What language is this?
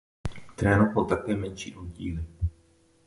Czech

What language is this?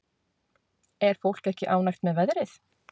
Icelandic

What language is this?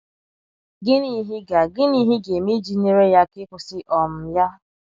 Igbo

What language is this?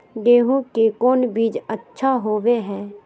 Magahi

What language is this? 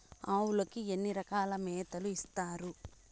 Telugu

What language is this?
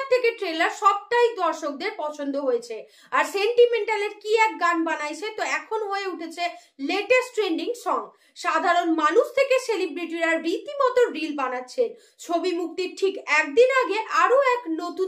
Bangla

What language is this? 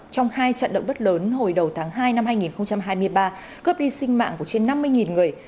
Vietnamese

